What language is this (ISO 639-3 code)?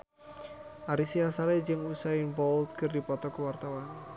sun